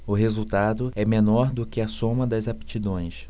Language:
Portuguese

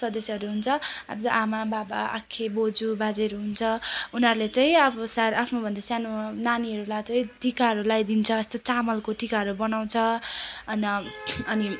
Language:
Nepali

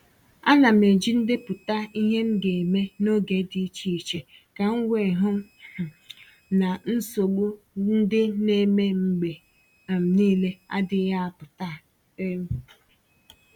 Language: Igbo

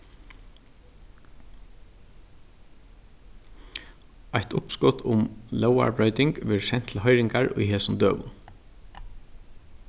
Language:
Faroese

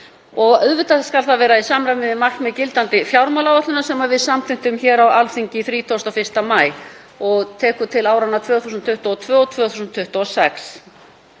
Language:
Icelandic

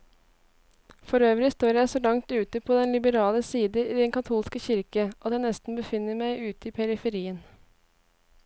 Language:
Norwegian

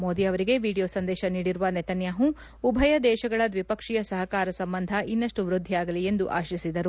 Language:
Kannada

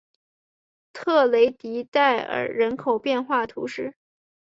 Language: Chinese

